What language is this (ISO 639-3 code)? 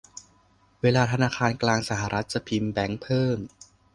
tha